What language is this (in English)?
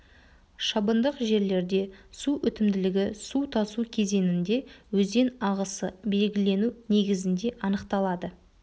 Kazakh